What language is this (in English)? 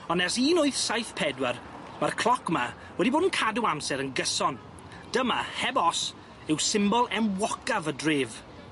Welsh